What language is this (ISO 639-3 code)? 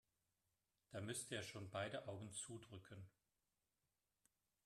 deu